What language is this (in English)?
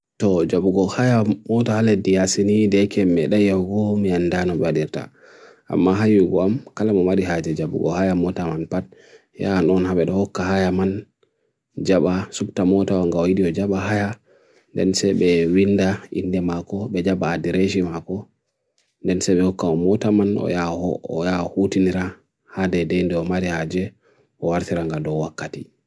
Bagirmi Fulfulde